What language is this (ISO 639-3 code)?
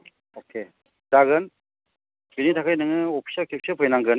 brx